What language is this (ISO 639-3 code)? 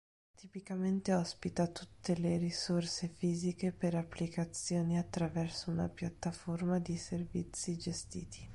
ita